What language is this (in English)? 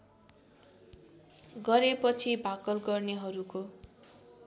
Nepali